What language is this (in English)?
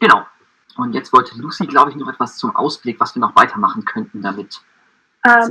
German